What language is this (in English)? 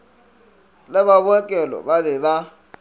Northern Sotho